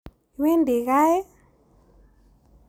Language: Kalenjin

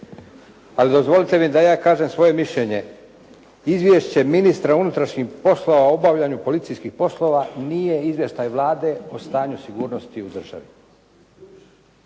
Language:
Croatian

